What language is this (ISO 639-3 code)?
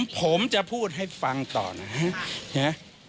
tha